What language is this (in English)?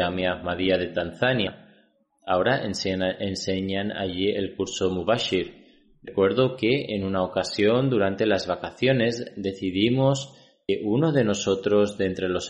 Spanish